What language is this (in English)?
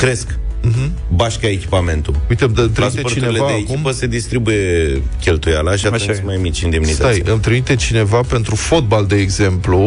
Romanian